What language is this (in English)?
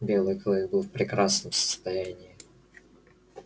Russian